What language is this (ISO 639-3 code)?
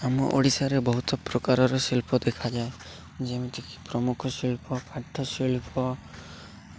ori